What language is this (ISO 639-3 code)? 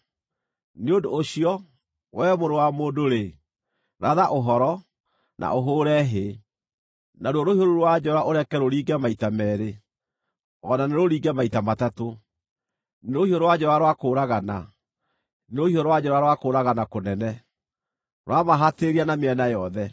kik